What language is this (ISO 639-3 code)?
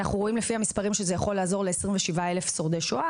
heb